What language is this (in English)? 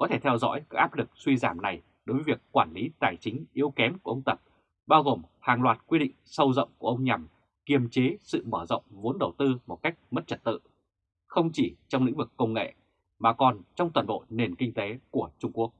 Vietnamese